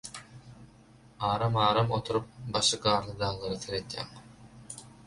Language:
Turkmen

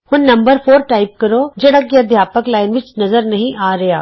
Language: Punjabi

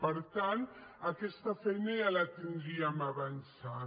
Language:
Catalan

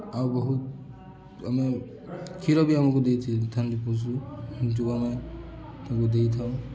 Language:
Odia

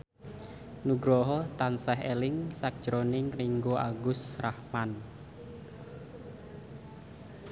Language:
Javanese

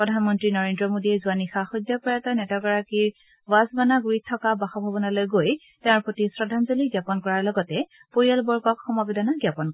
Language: Assamese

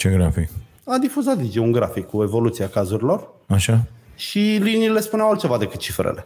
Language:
Romanian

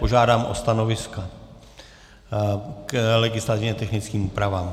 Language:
Czech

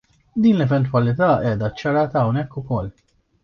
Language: Maltese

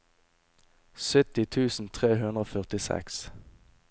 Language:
Norwegian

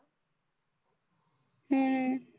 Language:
Marathi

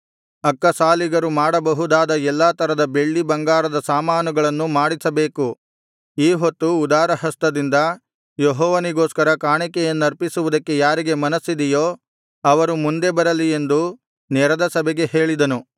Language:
Kannada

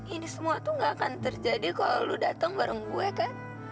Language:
Indonesian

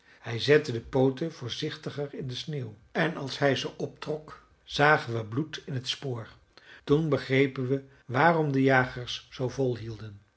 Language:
Dutch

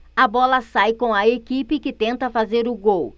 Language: Portuguese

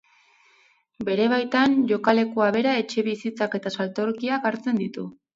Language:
Basque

